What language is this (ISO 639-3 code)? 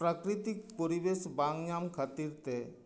sat